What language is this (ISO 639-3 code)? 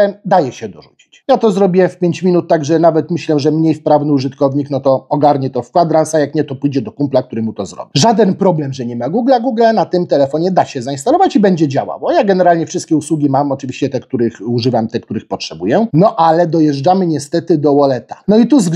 pol